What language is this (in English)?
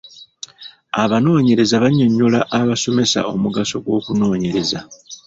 Ganda